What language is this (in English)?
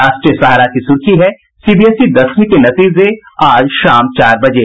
Hindi